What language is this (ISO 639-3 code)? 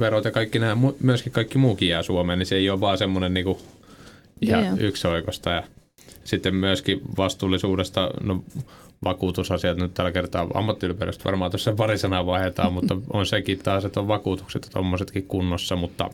fin